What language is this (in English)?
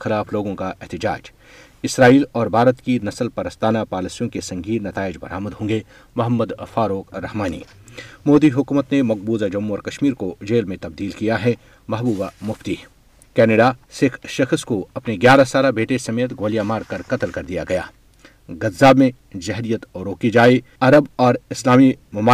Urdu